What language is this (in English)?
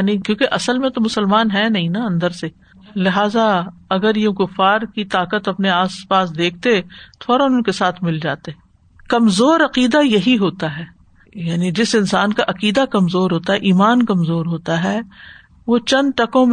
Urdu